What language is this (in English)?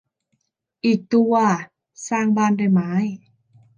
Thai